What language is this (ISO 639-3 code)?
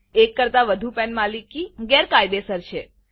guj